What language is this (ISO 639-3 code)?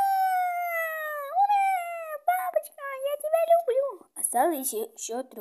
rus